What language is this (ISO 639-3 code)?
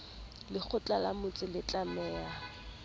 sot